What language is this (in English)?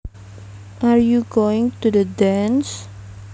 Javanese